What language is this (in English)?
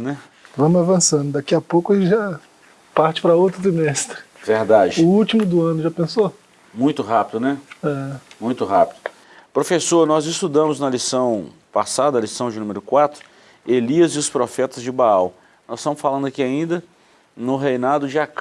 Portuguese